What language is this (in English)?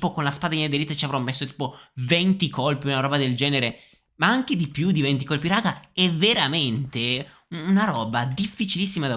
Italian